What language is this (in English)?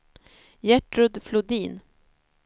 Swedish